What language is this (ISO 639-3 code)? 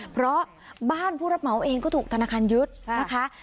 tha